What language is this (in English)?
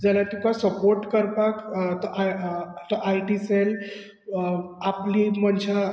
Konkani